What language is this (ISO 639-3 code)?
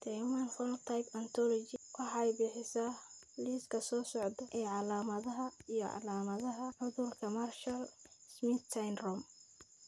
som